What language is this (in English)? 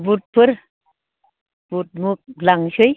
Bodo